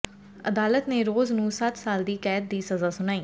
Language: Punjabi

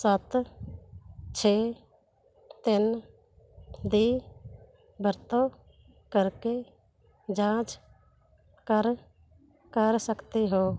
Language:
Punjabi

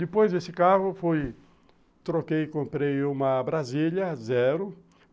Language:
Portuguese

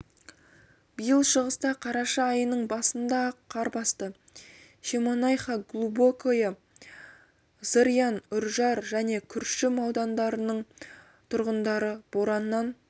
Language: Kazakh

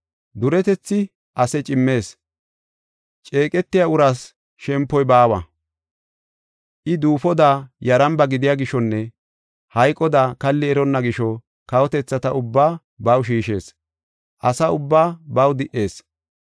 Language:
Gofa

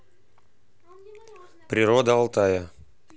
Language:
Russian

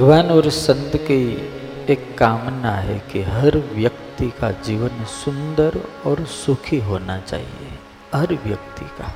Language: Gujarati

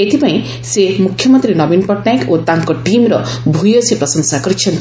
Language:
Odia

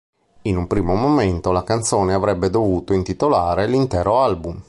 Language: Italian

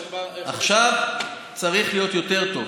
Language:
Hebrew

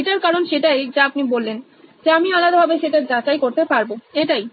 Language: Bangla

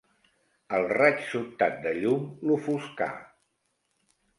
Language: Catalan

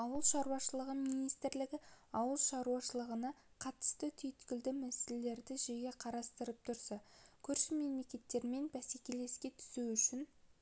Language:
Kazakh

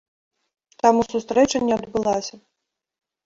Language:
Belarusian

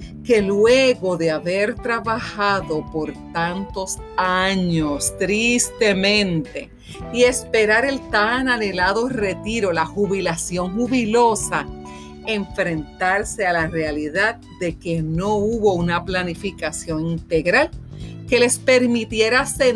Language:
Spanish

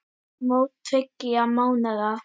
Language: Icelandic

